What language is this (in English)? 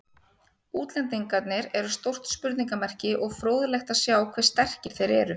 Icelandic